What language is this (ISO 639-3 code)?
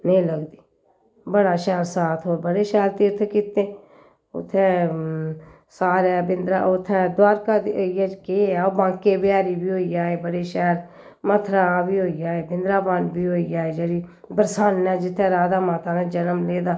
doi